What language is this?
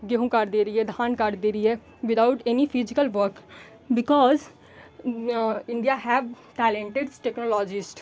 Hindi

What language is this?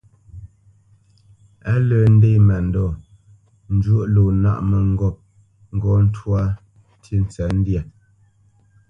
Bamenyam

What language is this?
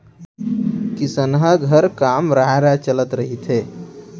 Chhattisgarhi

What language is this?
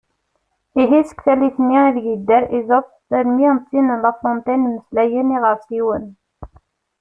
Kabyle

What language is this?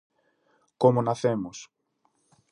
Galician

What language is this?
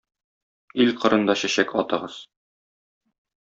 Tatar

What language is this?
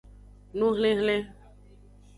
Aja (Benin)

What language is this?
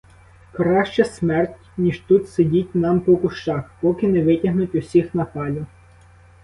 Ukrainian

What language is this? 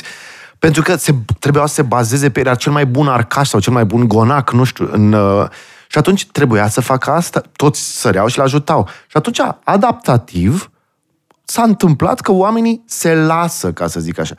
Romanian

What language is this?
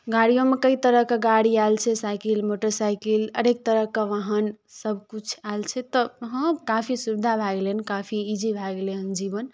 Maithili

